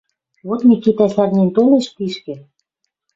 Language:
Western Mari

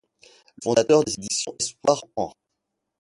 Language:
French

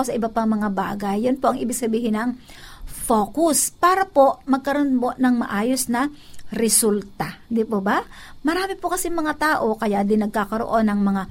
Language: Filipino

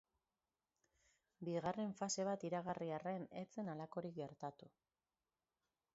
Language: Basque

